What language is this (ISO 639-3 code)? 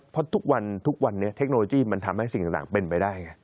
tha